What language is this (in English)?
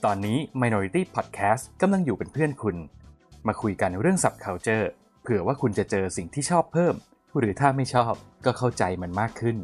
Thai